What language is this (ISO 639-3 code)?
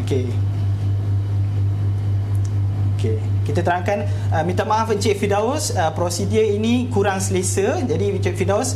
msa